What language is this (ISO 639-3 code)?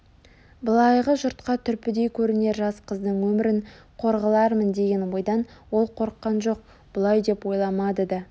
kaz